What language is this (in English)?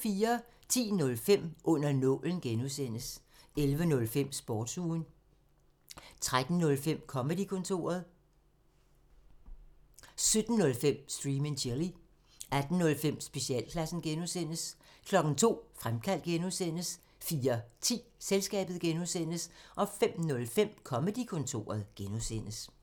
Danish